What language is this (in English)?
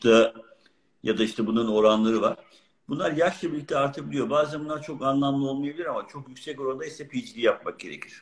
Turkish